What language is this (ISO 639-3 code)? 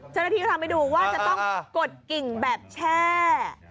tha